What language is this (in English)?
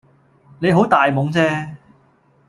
Cantonese